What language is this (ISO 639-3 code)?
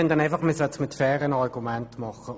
gsw